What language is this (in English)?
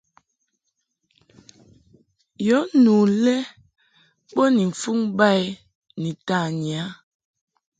Mungaka